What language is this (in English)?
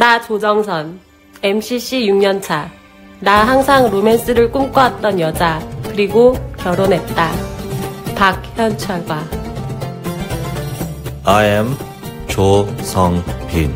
Korean